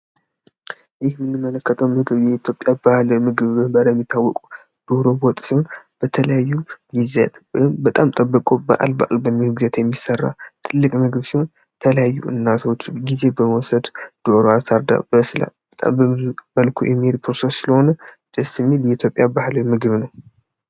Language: Amharic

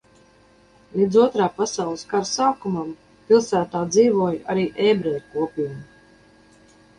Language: Latvian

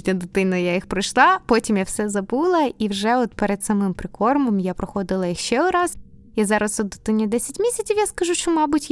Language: Ukrainian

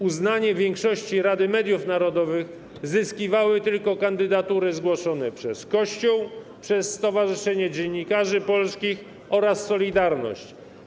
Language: Polish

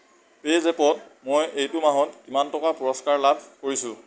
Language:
Assamese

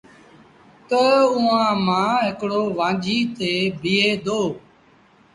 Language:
Sindhi Bhil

